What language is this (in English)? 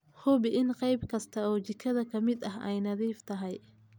Somali